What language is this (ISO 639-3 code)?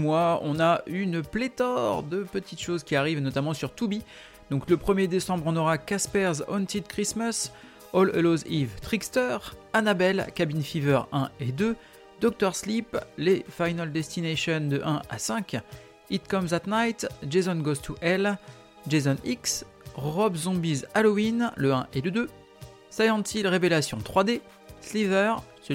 fra